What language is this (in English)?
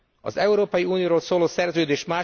Hungarian